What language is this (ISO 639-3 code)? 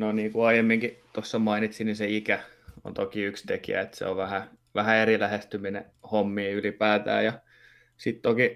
fin